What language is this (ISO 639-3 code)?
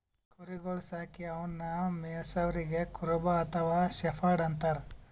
kan